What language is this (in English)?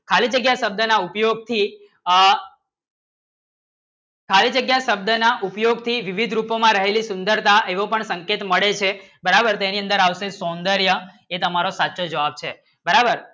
Gujarati